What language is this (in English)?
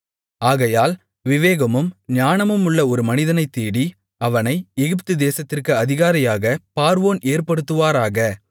Tamil